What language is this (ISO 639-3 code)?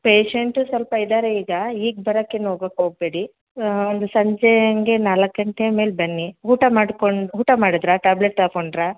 kan